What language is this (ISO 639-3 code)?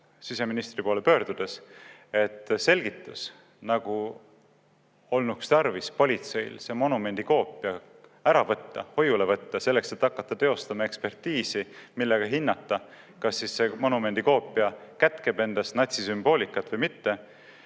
est